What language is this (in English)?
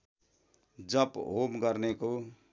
Nepali